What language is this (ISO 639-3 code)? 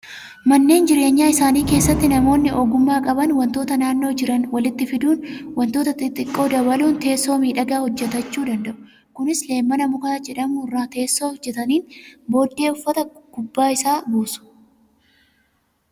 orm